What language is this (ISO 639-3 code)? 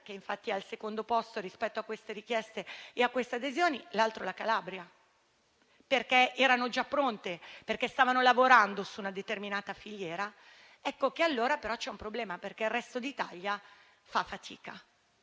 ita